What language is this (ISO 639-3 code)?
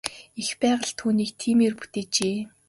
mon